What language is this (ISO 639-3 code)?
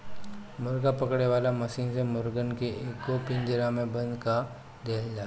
bho